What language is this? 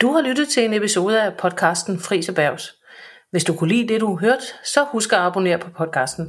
Danish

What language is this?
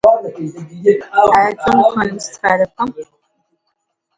Central Kurdish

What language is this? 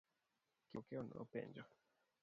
Luo (Kenya and Tanzania)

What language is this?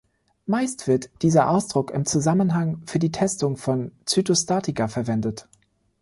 German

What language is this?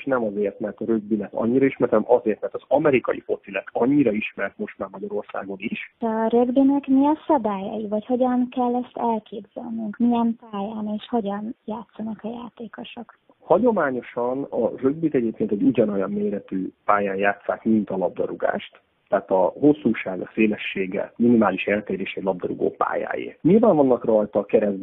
Hungarian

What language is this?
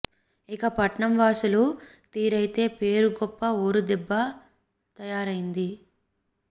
Telugu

